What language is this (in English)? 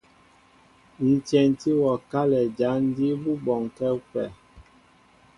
Mbo (Cameroon)